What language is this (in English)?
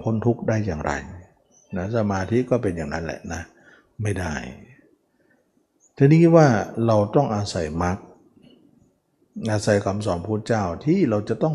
Thai